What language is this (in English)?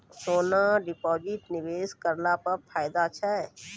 Maithili